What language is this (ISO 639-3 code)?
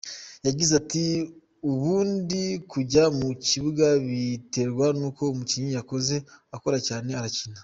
kin